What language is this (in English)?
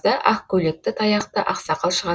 Kazakh